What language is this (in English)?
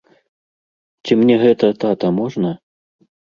Belarusian